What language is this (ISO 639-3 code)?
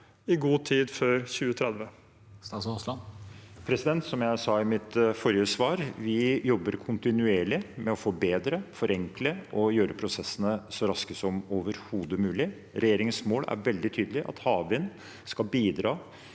nor